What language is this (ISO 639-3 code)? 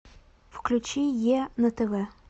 rus